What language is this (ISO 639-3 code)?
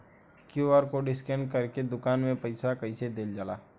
bho